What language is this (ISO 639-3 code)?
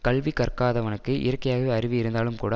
tam